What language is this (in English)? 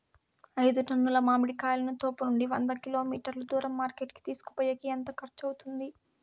Telugu